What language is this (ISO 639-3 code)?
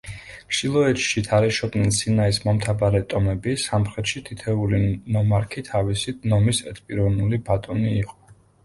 kat